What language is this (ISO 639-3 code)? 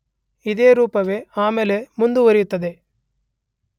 kan